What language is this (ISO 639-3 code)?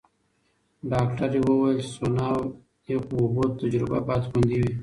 pus